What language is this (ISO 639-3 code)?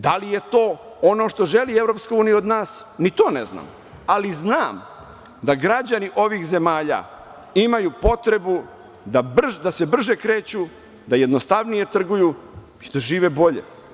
srp